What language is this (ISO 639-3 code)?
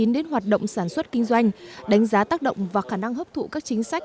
vie